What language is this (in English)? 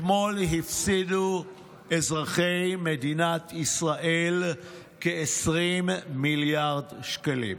Hebrew